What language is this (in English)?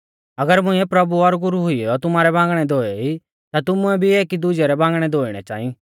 Mahasu Pahari